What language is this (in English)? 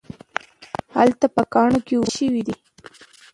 Pashto